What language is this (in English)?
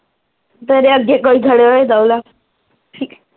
Punjabi